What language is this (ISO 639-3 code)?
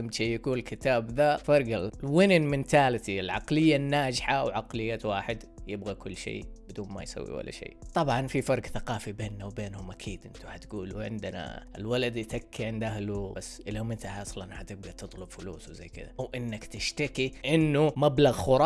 ara